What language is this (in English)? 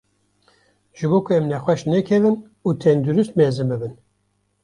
Kurdish